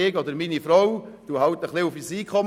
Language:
Swiss German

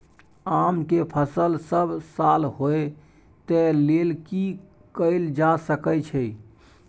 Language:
Maithili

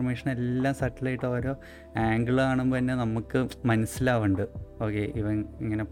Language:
Malayalam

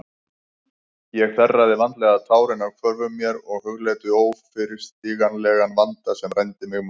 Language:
Icelandic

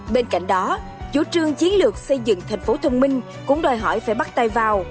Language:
Vietnamese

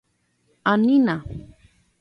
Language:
Guarani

